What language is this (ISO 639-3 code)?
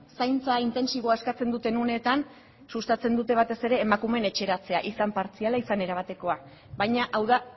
eus